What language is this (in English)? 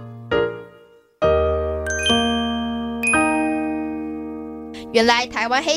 Chinese